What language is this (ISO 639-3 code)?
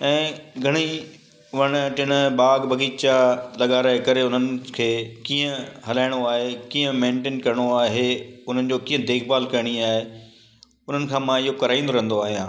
snd